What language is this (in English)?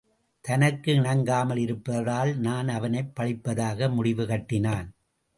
Tamil